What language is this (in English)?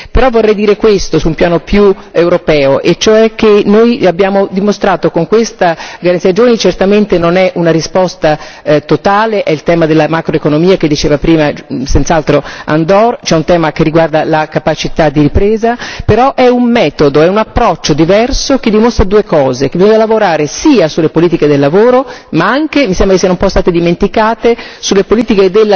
Italian